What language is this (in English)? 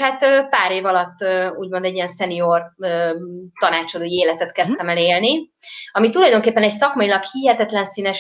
Hungarian